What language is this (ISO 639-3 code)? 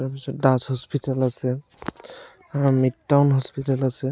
asm